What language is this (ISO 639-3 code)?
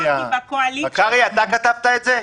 heb